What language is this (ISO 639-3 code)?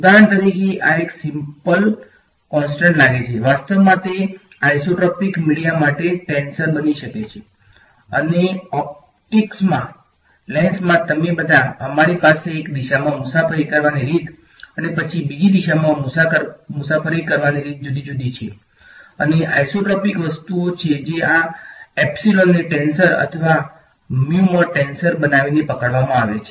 guj